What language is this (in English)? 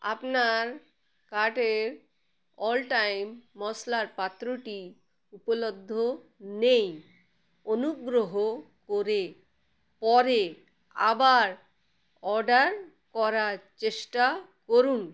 Bangla